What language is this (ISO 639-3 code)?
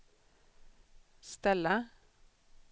swe